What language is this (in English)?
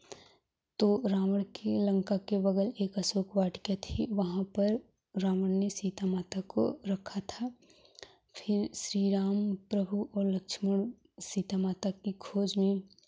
Hindi